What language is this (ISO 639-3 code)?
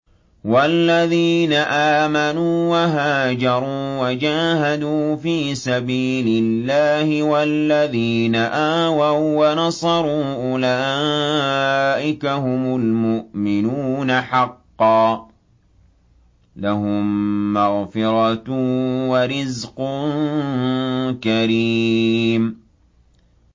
ara